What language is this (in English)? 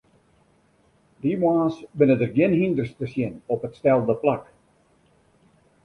Western Frisian